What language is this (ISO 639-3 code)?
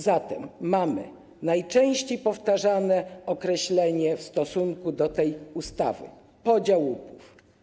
pol